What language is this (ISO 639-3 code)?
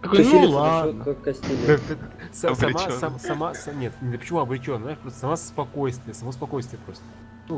rus